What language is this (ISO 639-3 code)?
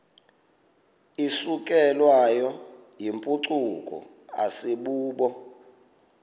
xho